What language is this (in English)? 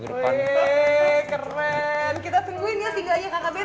Indonesian